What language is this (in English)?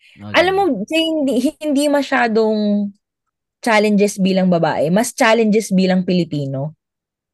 Filipino